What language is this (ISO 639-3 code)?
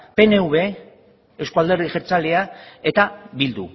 eus